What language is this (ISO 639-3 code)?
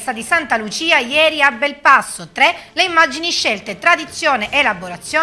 ita